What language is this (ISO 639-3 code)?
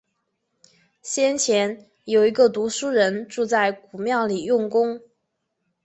zho